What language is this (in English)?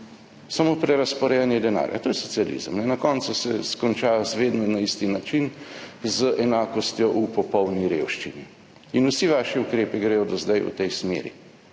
Slovenian